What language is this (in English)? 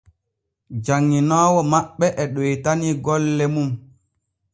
Borgu Fulfulde